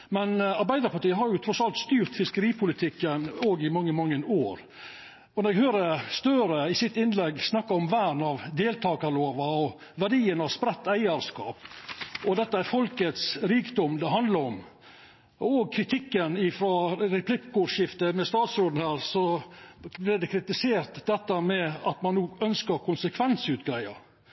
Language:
Norwegian Nynorsk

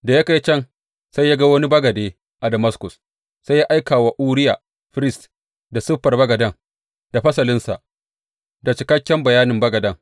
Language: Hausa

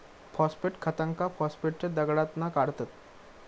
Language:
Marathi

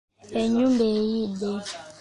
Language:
Ganda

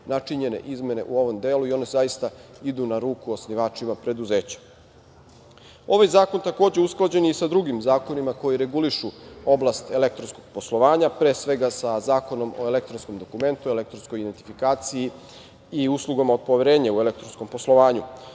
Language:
Serbian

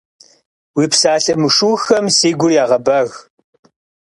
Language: Kabardian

